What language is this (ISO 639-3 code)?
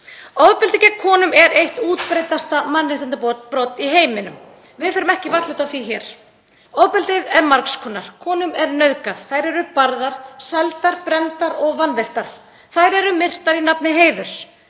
isl